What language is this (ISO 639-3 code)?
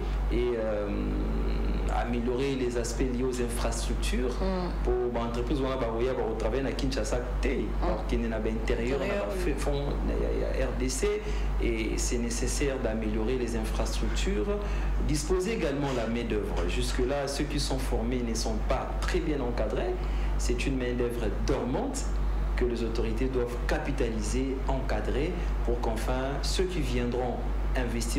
fra